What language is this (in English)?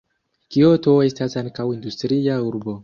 Esperanto